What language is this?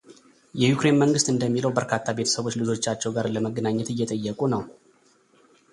Amharic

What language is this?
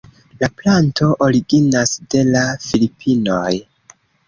Esperanto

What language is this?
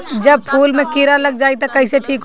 Bhojpuri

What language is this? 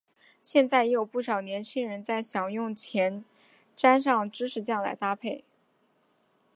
Chinese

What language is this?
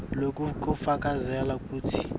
Swati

